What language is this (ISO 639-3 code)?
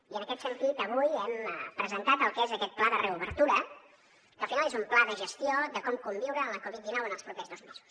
cat